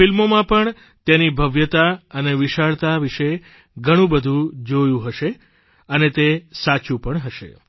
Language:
Gujarati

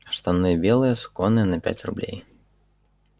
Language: Russian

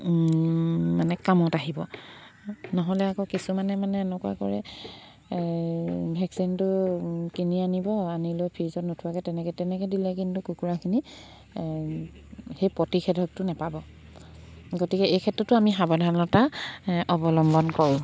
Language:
Assamese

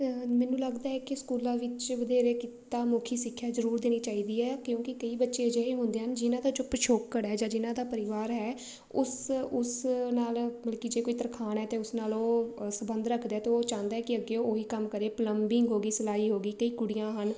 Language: Punjabi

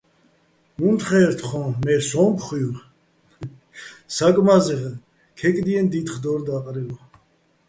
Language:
Bats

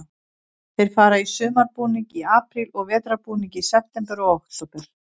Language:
Icelandic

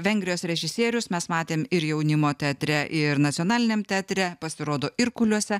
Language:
Lithuanian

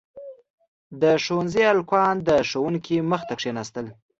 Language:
Pashto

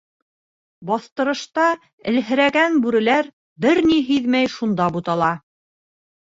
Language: Bashkir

